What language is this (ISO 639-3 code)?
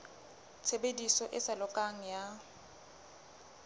sot